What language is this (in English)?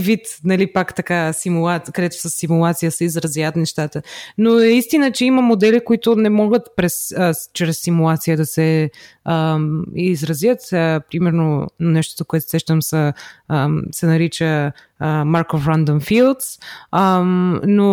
Bulgarian